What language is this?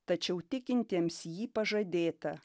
Lithuanian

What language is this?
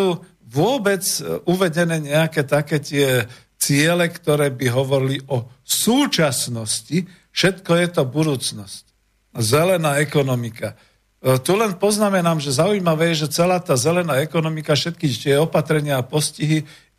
Slovak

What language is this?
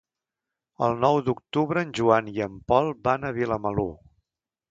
Catalan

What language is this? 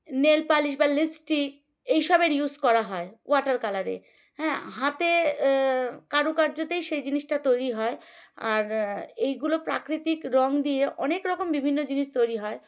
Bangla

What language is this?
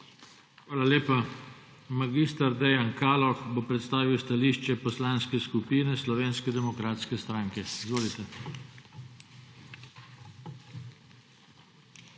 Slovenian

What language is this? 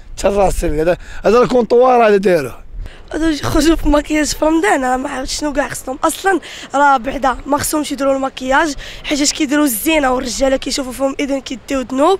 Arabic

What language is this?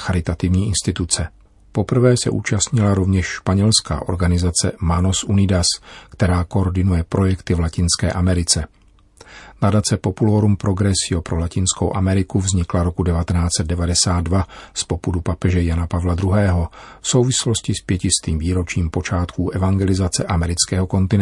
Czech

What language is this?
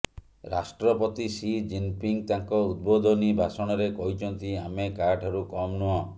Odia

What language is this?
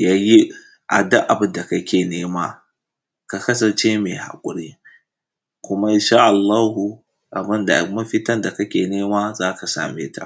Hausa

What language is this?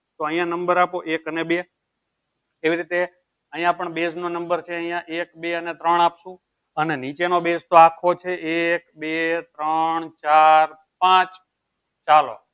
Gujarati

